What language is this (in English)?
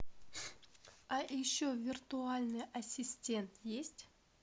Russian